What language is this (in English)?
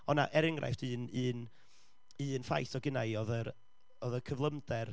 Welsh